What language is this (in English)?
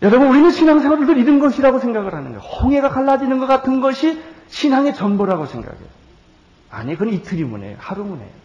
Korean